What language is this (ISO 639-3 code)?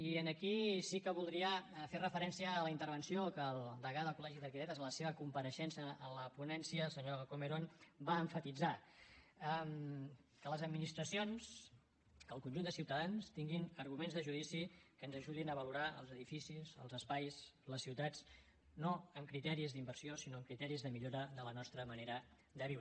cat